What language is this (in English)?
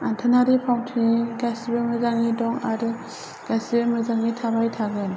Bodo